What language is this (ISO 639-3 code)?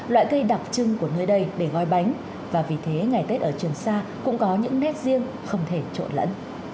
vie